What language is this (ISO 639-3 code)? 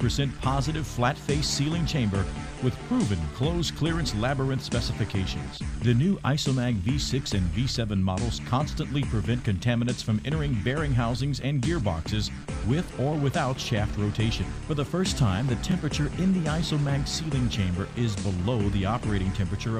eng